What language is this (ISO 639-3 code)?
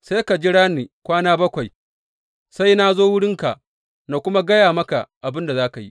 hau